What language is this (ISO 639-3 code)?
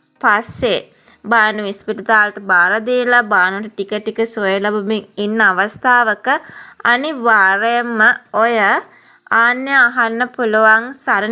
ron